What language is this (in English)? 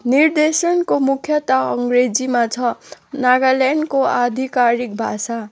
Nepali